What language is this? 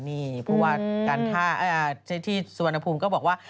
Thai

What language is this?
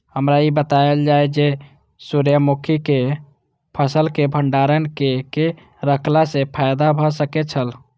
Maithili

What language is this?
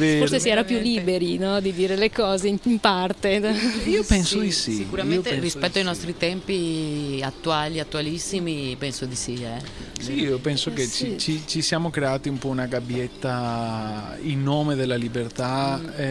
Italian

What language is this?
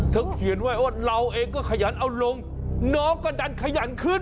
Thai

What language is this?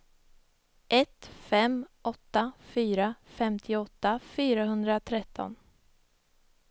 Swedish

